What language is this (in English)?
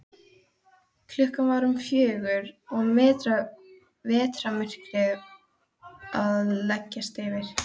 Icelandic